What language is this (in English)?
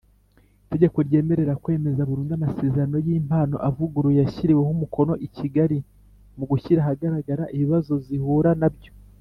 Kinyarwanda